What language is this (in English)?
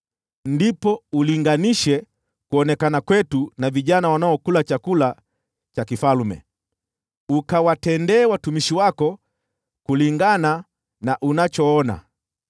Swahili